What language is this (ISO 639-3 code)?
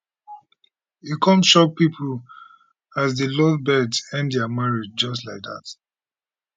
pcm